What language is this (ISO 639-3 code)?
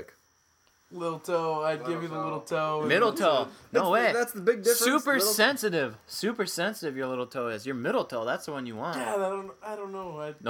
eng